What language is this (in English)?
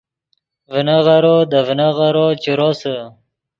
Yidgha